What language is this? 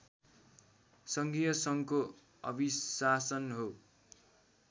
Nepali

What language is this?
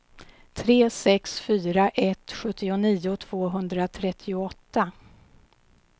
Swedish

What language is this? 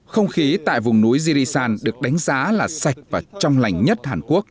Vietnamese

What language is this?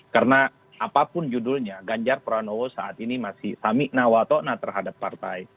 Indonesian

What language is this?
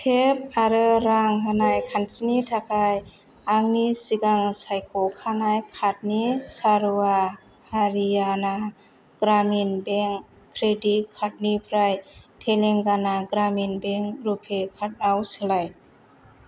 Bodo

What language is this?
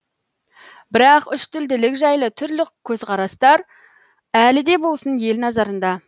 Kazakh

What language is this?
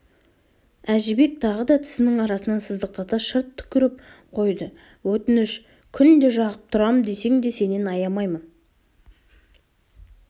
Kazakh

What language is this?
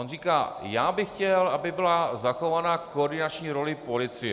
Czech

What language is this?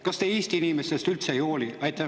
Estonian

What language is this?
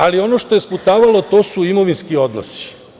Serbian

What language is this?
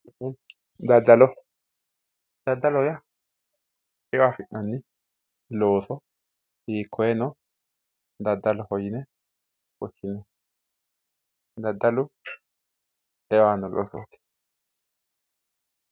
Sidamo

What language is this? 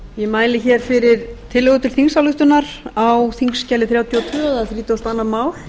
Icelandic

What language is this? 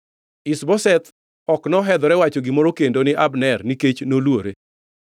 Luo (Kenya and Tanzania)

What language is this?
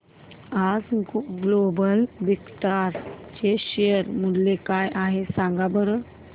Marathi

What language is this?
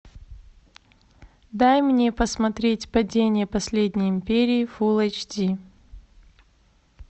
Russian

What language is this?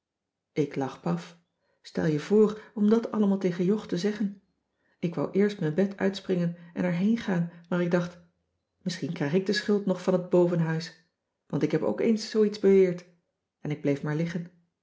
Dutch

